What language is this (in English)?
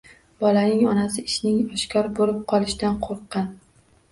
Uzbek